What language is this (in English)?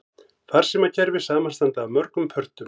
Icelandic